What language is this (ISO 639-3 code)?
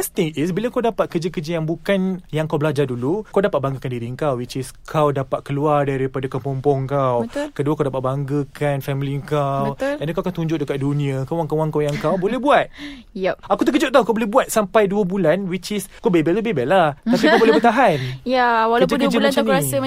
msa